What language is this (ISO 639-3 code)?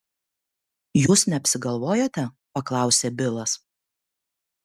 lit